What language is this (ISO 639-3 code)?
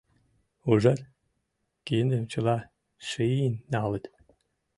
chm